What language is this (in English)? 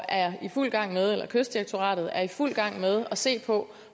Danish